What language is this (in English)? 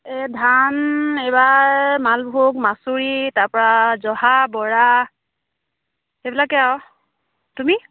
Assamese